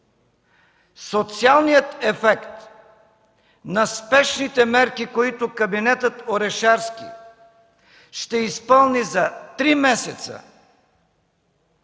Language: Bulgarian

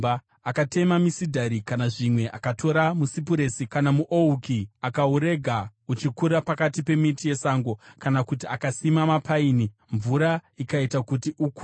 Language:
Shona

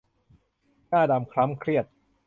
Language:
Thai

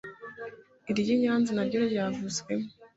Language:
Kinyarwanda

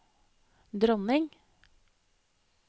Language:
Norwegian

